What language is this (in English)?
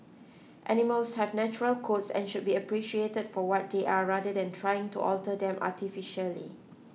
English